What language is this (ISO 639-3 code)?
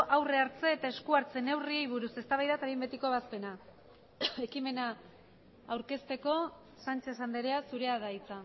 eus